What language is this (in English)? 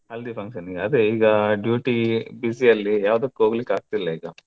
Kannada